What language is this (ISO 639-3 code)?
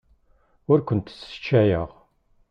kab